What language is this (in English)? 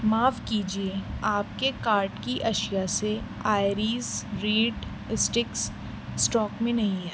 Urdu